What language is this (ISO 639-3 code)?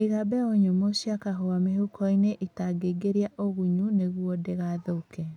kik